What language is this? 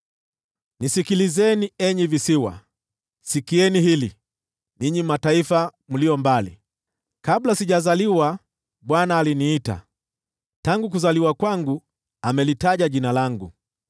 Swahili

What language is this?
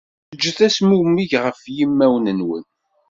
Kabyle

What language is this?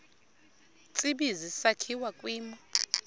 Xhosa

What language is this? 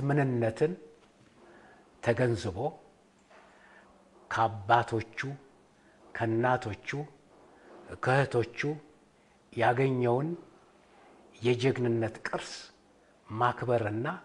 Arabic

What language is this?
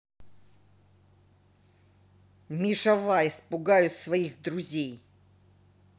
Russian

